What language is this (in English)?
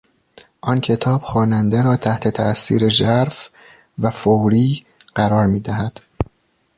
Persian